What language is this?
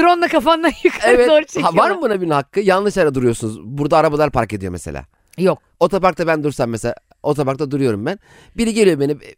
Turkish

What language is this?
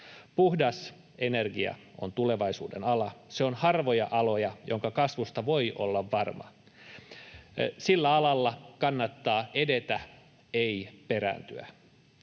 Finnish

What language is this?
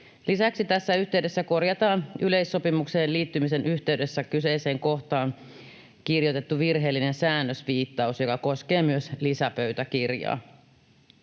Finnish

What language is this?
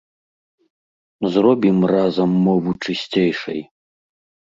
Belarusian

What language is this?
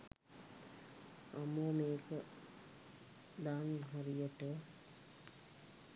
Sinhala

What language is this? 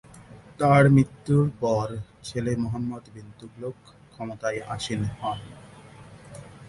Bangla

